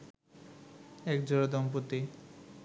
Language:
Bangla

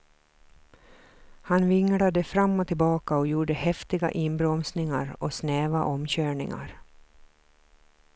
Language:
Swedish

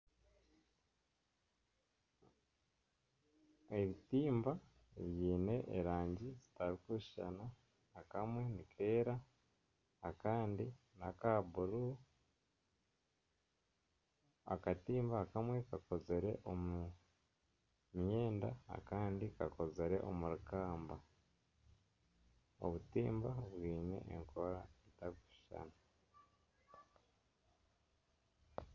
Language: Nyankole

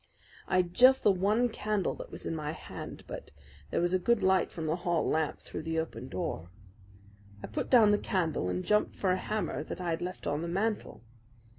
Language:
English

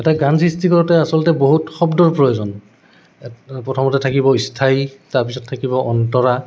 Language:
Assamese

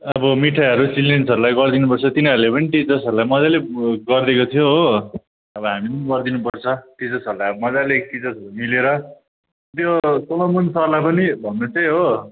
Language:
Nepali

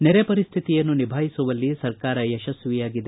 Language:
Kannada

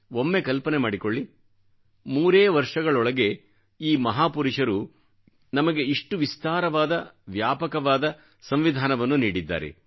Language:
Kannada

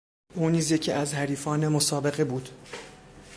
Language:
Persian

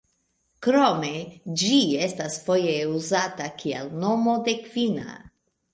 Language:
Esperanto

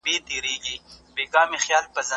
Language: Pashto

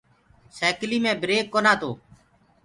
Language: Gurgula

